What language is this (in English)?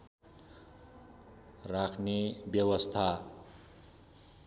Nepali